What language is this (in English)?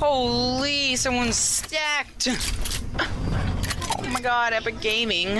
English